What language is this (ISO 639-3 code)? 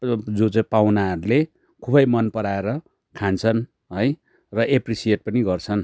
nep